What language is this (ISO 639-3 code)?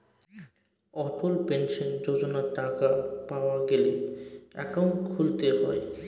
ben